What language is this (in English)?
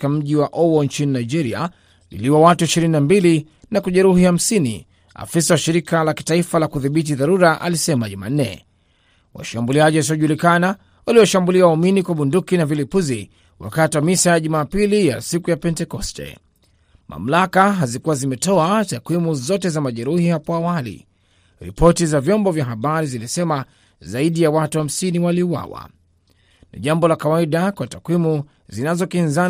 Swahili